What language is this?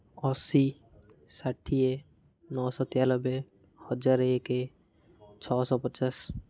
Odia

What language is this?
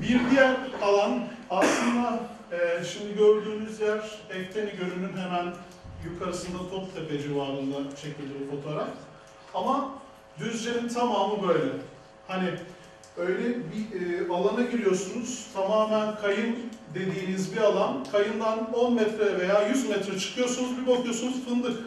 Turkish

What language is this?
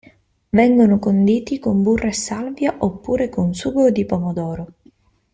Italian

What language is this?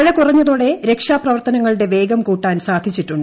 Malayalam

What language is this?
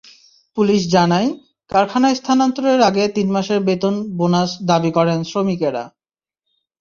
Bangla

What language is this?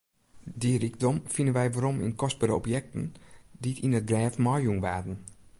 Western Frisian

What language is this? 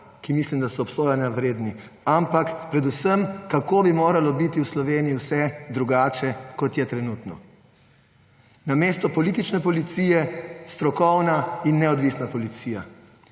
Slovenian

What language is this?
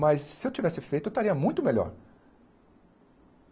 Portuguese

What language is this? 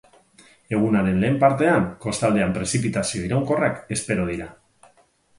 Basque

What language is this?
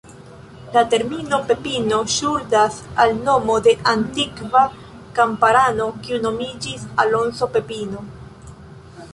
Esperanto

